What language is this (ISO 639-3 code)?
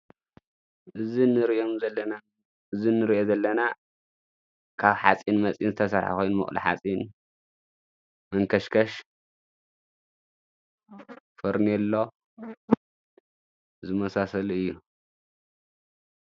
tir